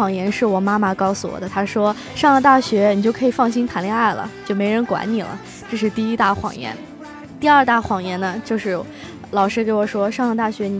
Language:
Chinese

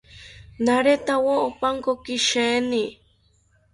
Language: South Ucayali Ashéninka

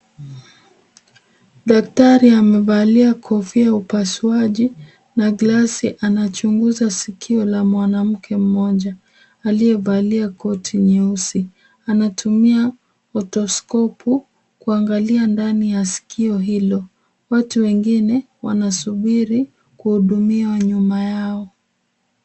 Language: Swahili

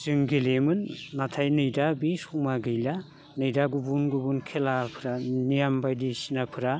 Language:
Bodo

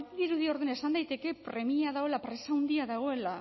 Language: Basque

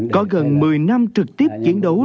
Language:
Vietnamese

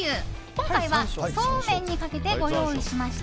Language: Japanese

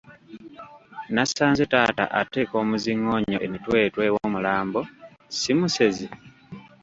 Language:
Ganda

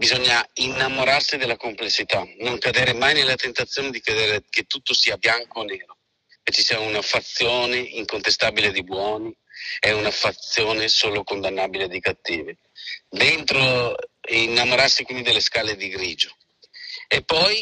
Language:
Italian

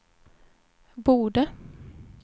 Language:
Swedish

